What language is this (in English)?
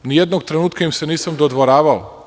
Serbian